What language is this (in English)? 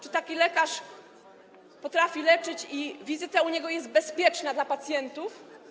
Polish